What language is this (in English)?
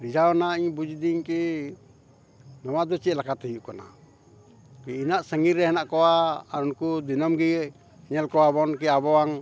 Santali